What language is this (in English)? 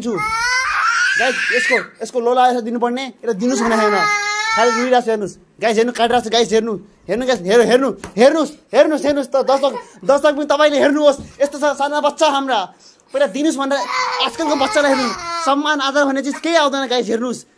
Arabic